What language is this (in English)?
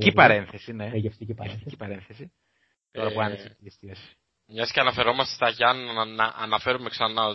Greek